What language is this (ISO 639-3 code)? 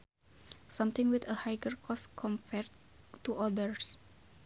sun